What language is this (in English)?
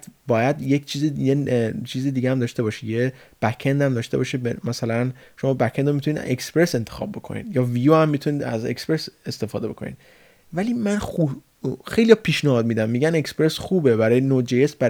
Persian